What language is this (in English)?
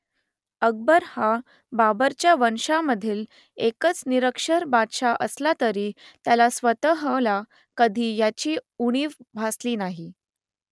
Marathi